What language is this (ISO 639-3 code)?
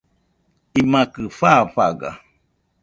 hux